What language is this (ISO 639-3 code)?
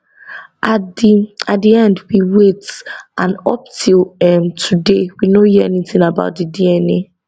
pcm